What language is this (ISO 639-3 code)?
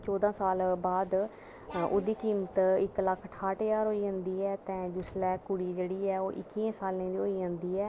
doi